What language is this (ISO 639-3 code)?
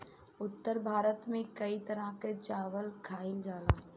bho